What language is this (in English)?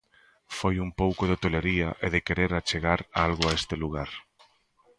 Galician